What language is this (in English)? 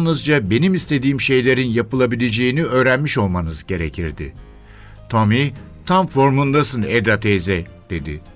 Turkish